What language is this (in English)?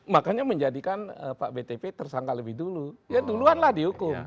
Indonesian